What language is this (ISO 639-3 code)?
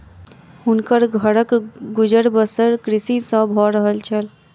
mai